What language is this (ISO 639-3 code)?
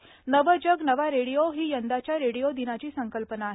mar